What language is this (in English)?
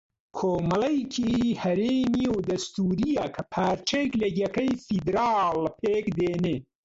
Central Kurdish